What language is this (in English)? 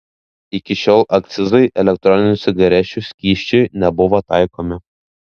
Lithuanian